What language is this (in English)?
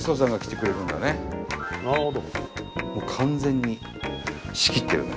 Japanese